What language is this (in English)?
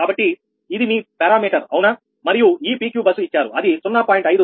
Telugu